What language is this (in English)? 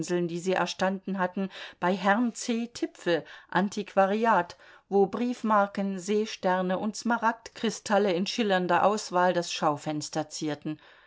German